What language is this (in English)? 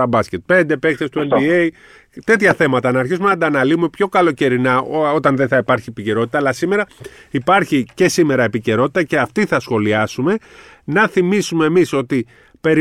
Greek